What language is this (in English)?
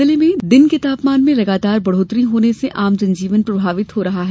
Hindi